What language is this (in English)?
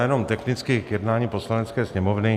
Czech